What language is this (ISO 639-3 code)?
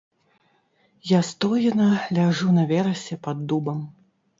bel